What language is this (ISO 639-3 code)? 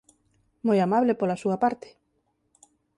glg